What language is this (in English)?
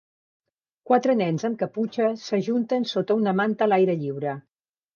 Catalan